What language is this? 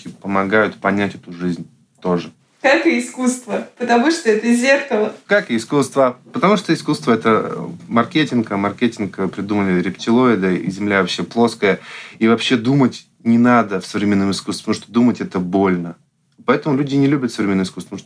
Russian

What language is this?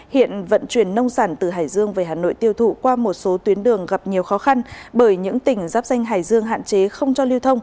Vietnamese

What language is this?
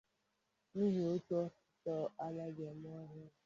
Igbo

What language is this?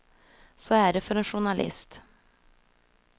Swedish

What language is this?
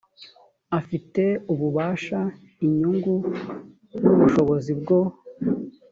Kinyarwanda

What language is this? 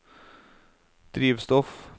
Norwegian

